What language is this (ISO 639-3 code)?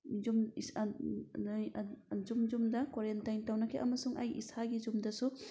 mni